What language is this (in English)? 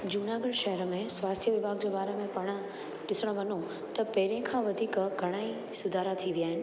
Sindhi